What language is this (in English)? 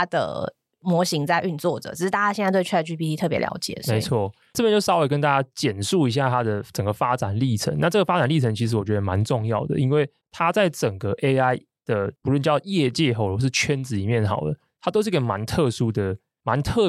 Chinese